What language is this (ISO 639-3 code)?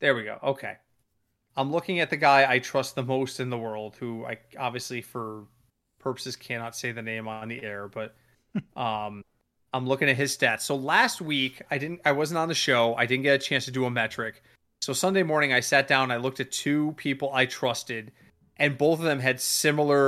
eng